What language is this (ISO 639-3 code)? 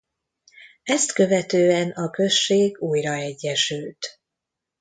hun